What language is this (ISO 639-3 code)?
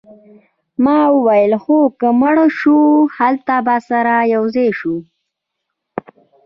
pus